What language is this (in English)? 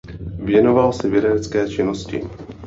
Czech